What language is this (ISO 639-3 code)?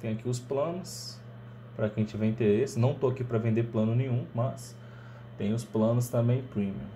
por